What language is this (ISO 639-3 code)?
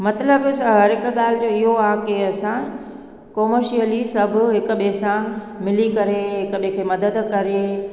snd